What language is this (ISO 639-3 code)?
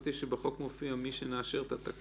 heb